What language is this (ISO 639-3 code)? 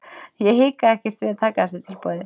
isl